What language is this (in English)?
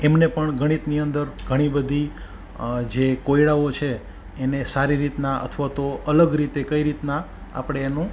Gujarati